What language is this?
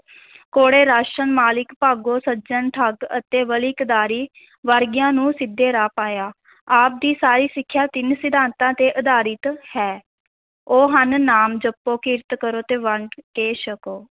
Punjabi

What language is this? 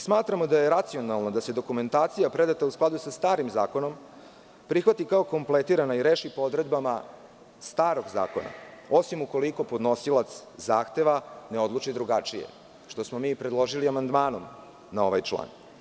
Serbian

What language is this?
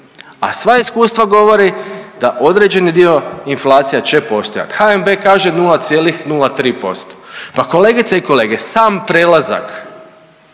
Croatian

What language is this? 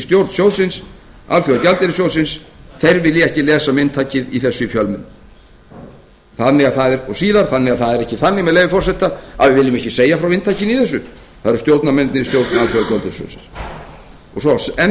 Icelandic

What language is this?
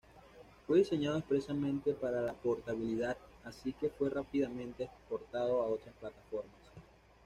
Spanish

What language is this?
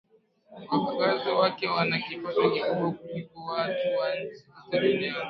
Swahili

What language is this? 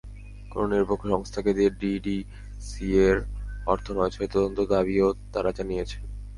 Bangla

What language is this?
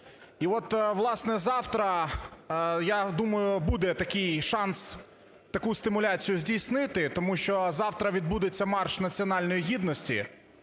Ukrainian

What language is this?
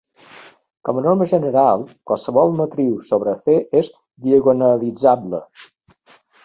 Catalan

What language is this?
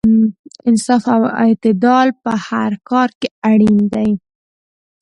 Pashto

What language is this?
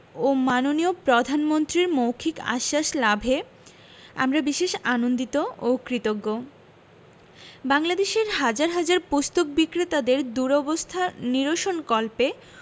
Bangla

